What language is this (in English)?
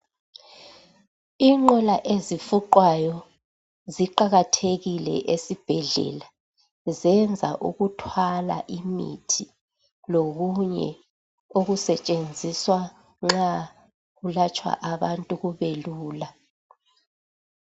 North Ndebele